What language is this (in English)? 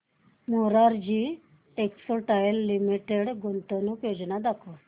Marathi